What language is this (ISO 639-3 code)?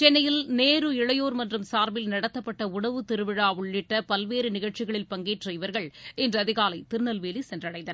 tam